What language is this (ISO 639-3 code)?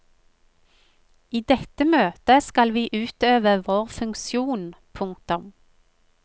nor